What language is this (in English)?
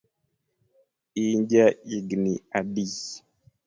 Luo (Kenya and Tanzania)